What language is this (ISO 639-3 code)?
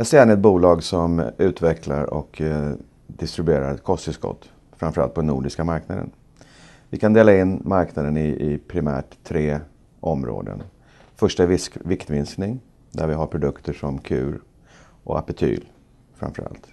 swe